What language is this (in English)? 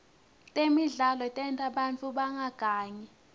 Swati